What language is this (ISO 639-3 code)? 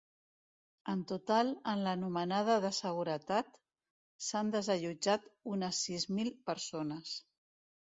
cat